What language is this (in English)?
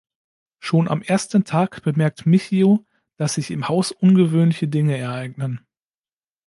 German